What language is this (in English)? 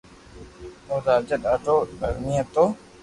Loarki